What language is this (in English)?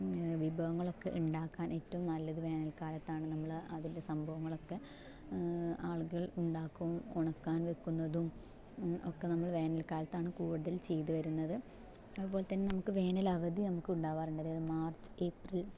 Malayalam